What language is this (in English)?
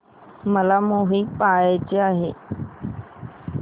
Marathi